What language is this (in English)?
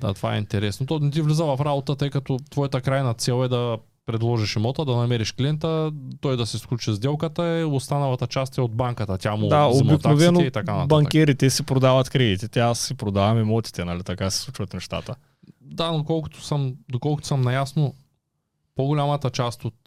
Bulgarian